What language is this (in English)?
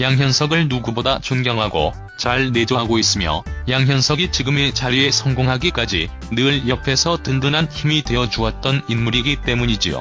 Korean